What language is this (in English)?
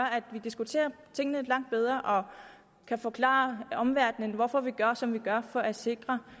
Danish